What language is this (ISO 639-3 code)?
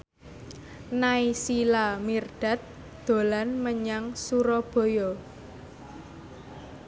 jav